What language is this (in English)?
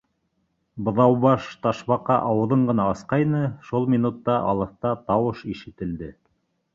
Bashkir